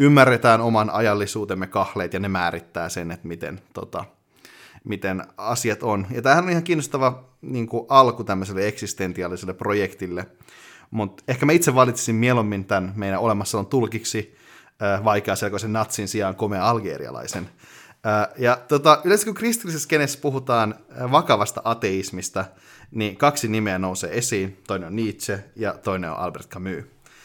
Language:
Finnish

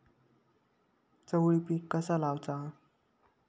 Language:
Marathi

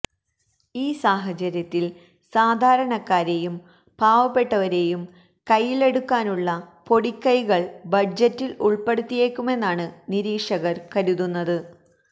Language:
Malayalam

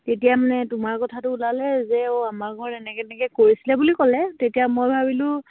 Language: Assamese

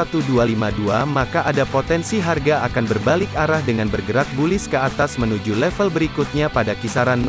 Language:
Indonesian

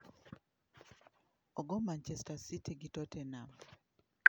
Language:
Luo (Kenya and Tanzania)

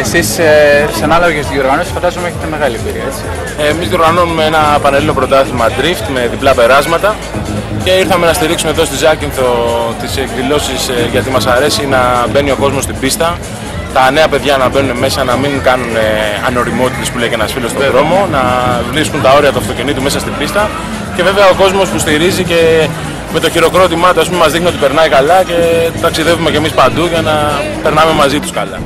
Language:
Greek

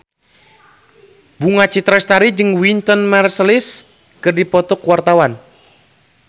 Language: Sundanese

